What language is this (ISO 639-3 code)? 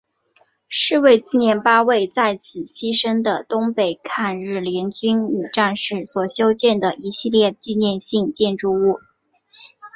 zho